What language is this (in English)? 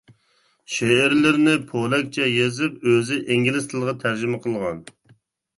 Uyghur